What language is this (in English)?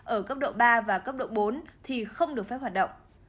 Vietnamese